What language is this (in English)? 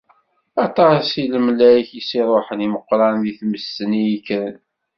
Kabyle